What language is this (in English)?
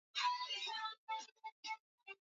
Swahili